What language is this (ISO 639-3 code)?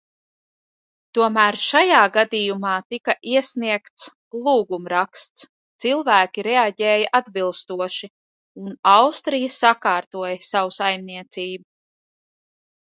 lav